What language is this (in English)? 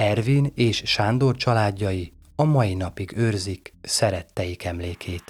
Hungarian